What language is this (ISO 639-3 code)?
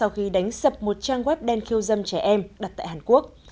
vie